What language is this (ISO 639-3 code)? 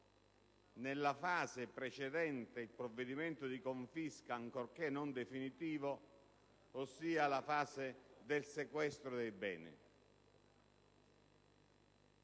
ita